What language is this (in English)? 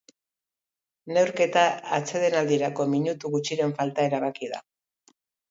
Basque